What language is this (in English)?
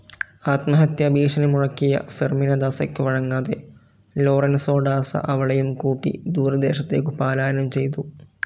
Malayalam